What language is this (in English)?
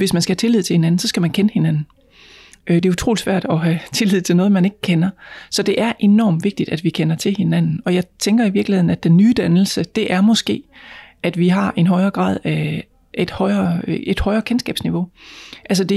Danish